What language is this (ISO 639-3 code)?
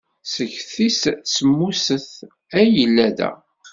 kab